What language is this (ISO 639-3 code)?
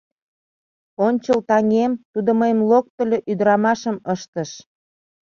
chm